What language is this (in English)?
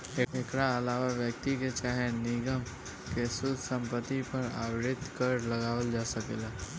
Bhojpuri